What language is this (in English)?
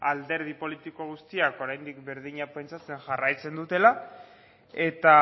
Basque